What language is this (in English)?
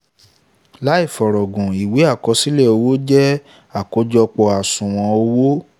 Yoruba